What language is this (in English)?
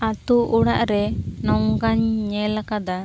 Santali